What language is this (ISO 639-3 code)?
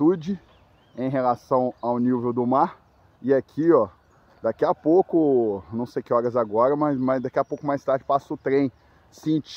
por